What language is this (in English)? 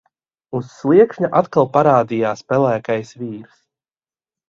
Latvian